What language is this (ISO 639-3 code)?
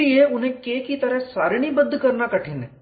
hin